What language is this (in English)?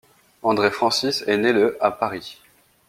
French